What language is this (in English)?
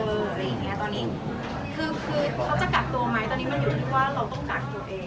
Thai